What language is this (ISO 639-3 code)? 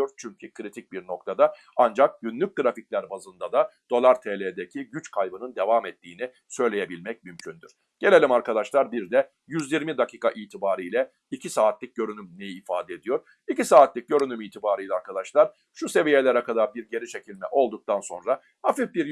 tur